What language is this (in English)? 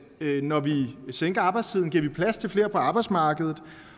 Danish